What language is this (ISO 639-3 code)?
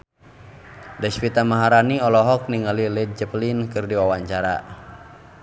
sun